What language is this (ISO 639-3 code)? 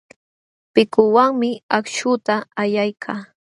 qxw